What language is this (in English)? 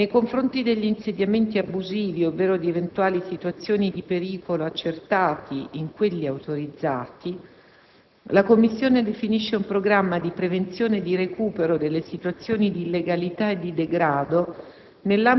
Italian